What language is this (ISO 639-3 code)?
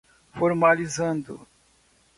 por